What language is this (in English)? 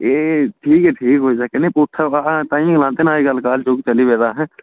Dogri